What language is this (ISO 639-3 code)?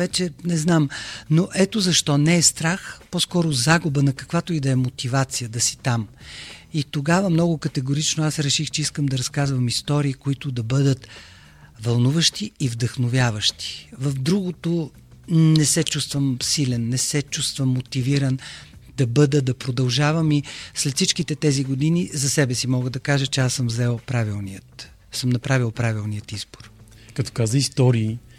bul